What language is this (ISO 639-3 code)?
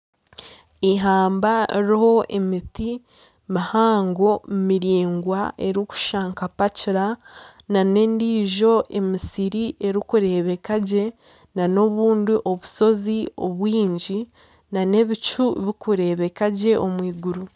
nyn